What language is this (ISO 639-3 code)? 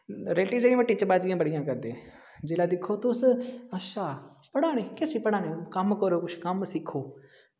doi